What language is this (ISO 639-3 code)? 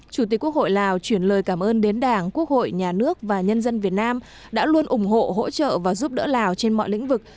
vie